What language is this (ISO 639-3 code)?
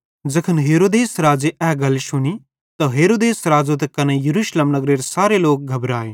bhd